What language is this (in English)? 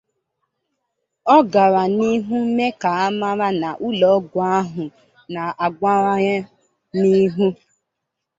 Igbo